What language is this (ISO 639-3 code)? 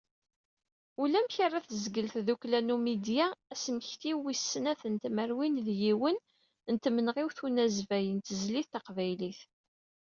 kab